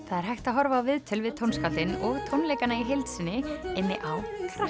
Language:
Icelandic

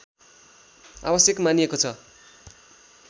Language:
Nepali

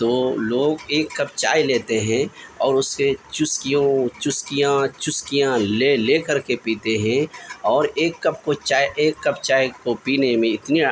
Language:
Urdu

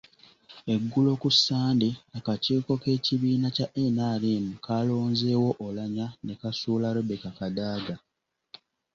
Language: Ganda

